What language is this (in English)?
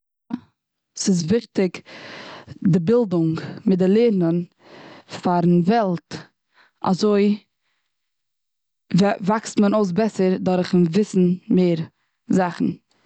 Yiddish